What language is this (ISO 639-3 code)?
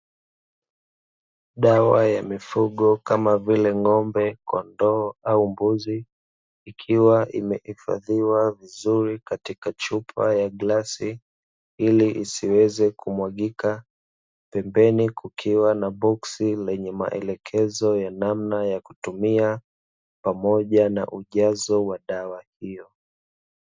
swa